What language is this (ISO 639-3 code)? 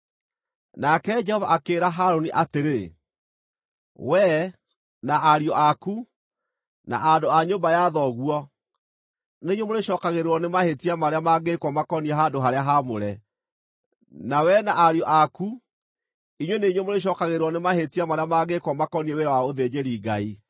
kik